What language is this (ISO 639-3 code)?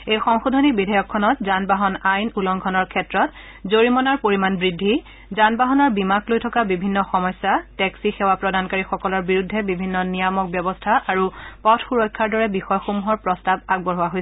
asm